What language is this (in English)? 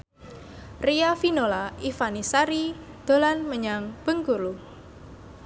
Javanese